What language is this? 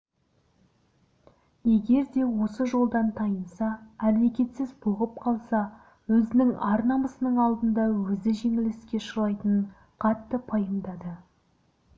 Kazakh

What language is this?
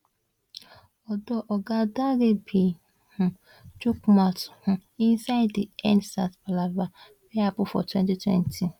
Nigerian Pidgin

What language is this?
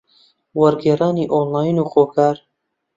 Central Kurdish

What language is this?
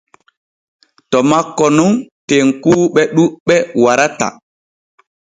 Borgu Fulfulde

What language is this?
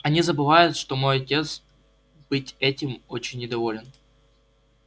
Russian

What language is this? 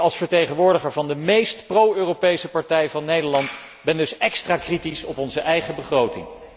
Dutch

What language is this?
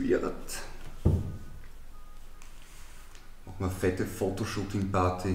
German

